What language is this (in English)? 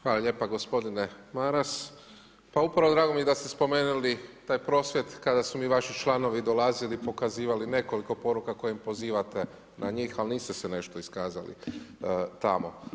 Croatian